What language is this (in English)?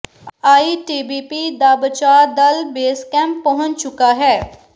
Punjabi